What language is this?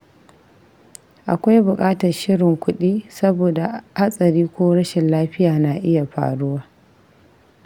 Hausa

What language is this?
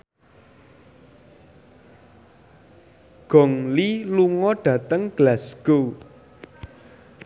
Javanese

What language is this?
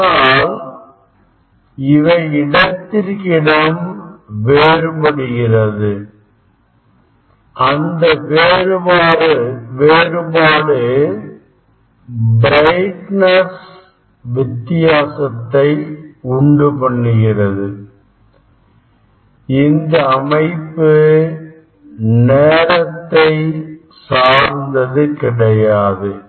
Tamil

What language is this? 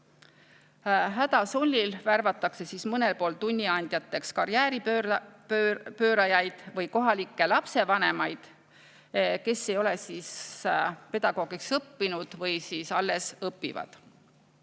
Estonian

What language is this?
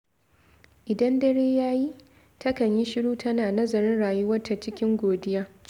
Hausa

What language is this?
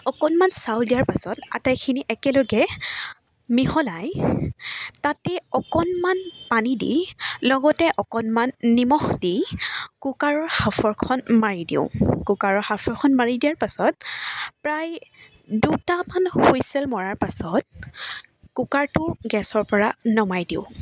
Assamese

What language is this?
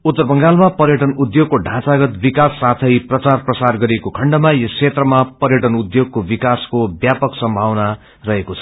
Nepali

